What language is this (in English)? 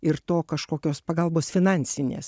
Lithuanian